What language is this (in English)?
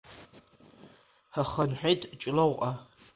Abkhazian